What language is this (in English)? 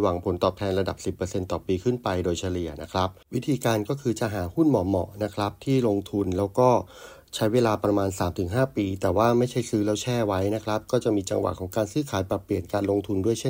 Thai